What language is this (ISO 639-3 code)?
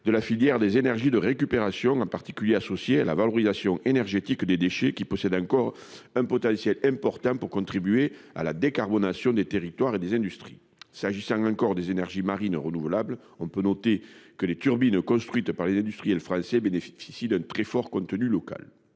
fra